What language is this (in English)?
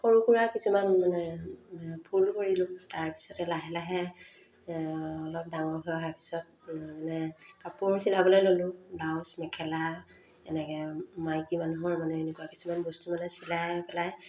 Assamese